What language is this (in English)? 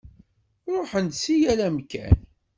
Kabyle